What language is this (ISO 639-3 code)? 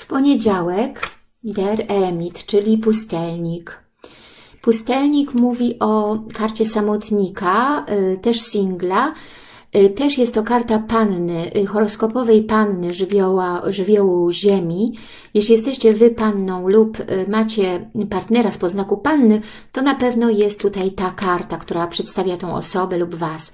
pol